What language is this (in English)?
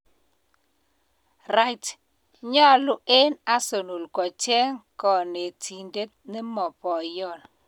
Kalenjin